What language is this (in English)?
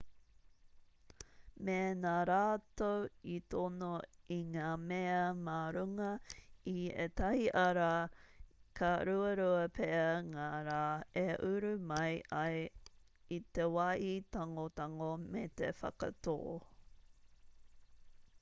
Māori